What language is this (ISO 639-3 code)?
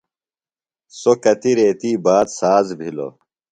phl